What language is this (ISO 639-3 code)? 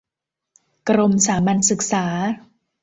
tha